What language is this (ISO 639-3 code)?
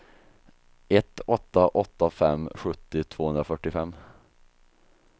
swe